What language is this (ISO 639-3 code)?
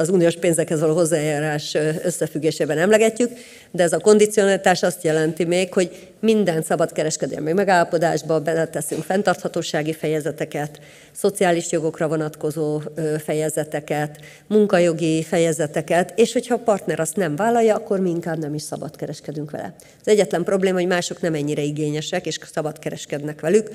hun